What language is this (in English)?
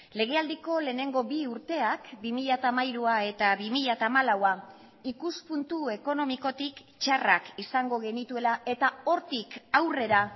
Basque